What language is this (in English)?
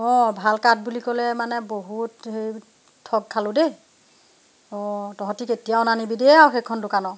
Assamese